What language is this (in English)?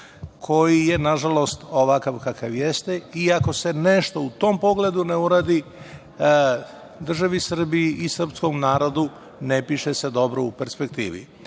Serbian